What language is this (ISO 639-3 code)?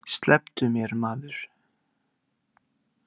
isl